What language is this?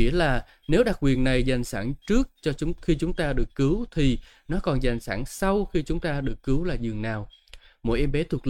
Vietnamese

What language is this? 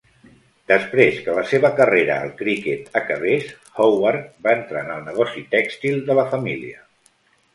Catalan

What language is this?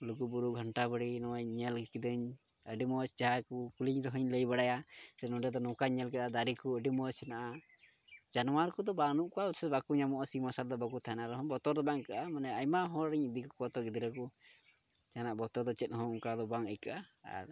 Santali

